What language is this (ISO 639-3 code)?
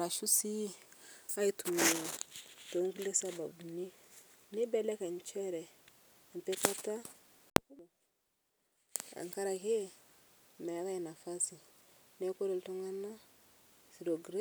mas